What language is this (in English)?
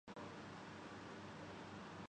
Urdu